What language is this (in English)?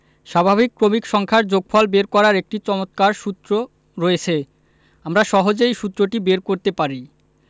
Bangla